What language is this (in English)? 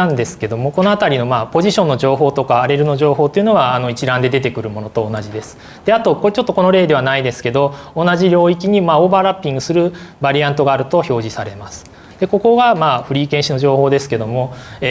Japanese